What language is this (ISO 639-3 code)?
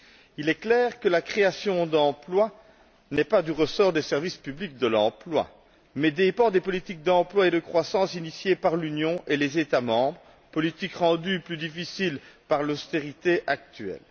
fra